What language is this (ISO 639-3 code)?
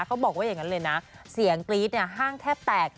tha